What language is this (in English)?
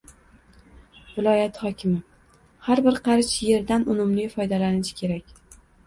Uzbek